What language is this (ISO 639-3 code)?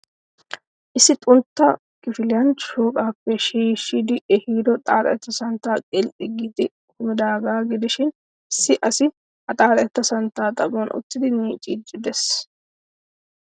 wal